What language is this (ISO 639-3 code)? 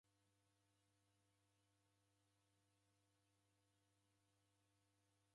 dav